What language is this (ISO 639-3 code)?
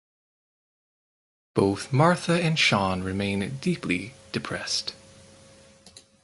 eng